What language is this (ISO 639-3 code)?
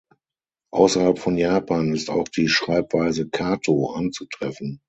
deu